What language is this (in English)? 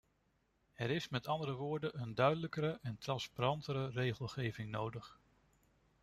Dutch